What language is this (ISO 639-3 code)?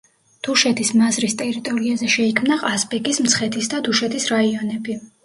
kat